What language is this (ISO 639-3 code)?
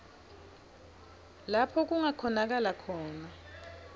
ssw